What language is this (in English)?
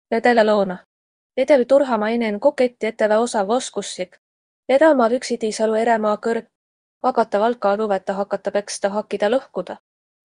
Finnish